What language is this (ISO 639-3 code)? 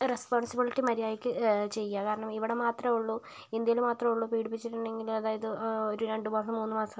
mal